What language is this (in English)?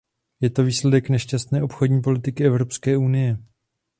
Czech